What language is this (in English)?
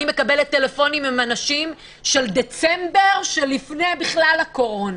Hebrew